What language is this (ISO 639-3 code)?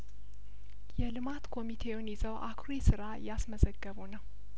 amh